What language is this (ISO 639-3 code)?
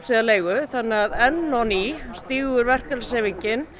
isl